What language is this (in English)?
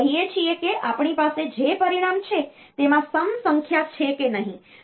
Gujarati